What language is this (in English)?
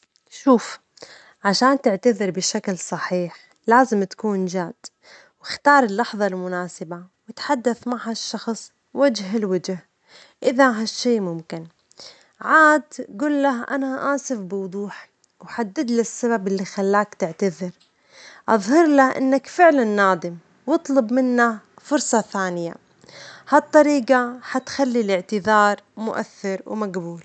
Omani Arabic